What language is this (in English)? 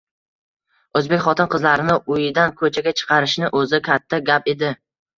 Uzbek